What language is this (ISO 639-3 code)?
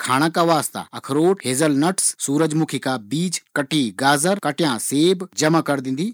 gbm